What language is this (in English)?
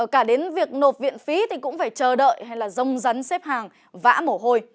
Vietnamese